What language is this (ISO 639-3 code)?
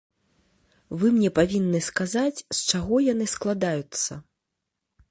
bel